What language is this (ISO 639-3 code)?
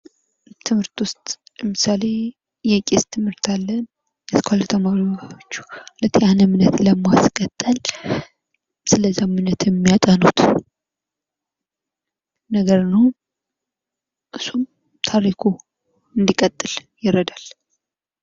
amh